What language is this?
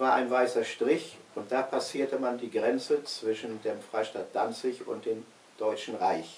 German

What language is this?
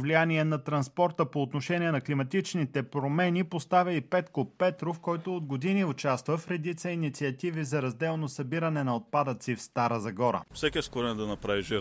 Bulgarian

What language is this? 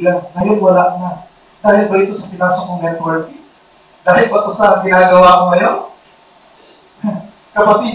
Filipino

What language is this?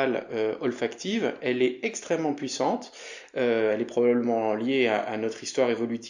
French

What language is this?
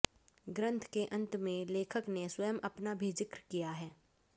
Hindi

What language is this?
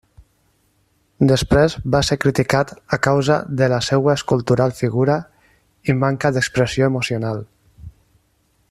Catalan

